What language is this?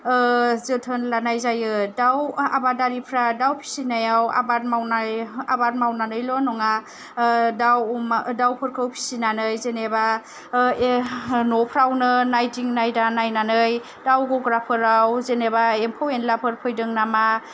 Bodo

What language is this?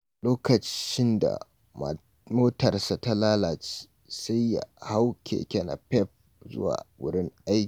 Hausa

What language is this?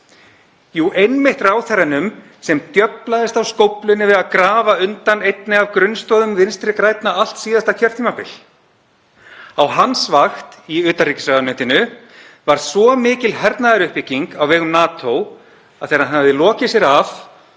Icelandic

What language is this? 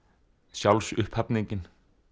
Icelandic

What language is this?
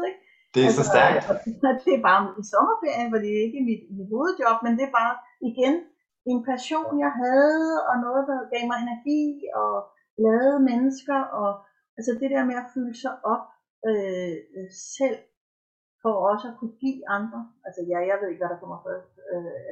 Danish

